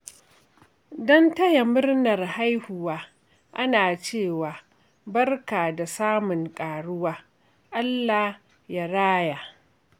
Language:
Hausa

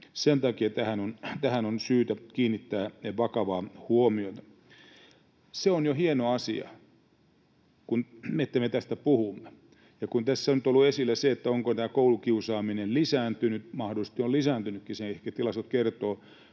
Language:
Finnish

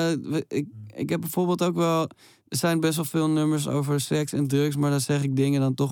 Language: Dutch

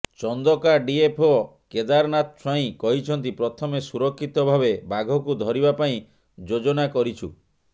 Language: Odia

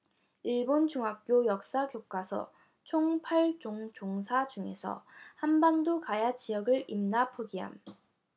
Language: Korean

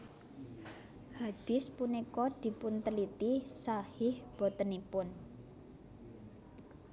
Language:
Javanese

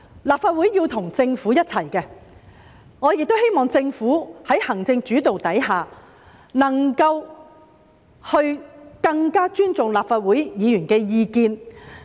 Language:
Cantonese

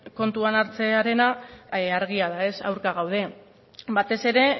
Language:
Basque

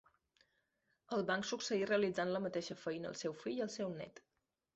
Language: Catalan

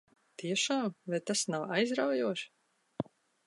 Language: Latvian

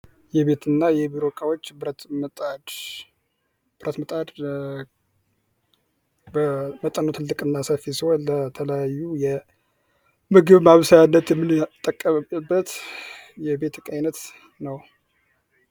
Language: Amharic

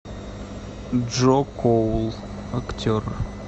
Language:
Russian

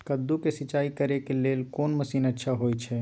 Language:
Maithili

